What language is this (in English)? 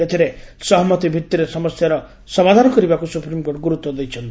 Odia